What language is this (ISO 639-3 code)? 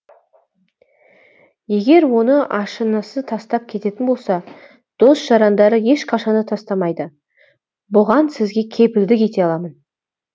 kaz